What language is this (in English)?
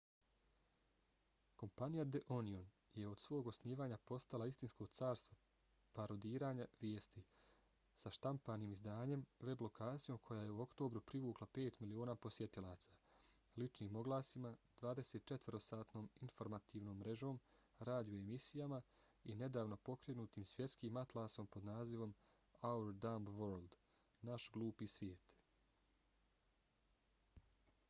Bosnian